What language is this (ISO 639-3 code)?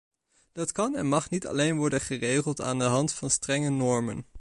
nld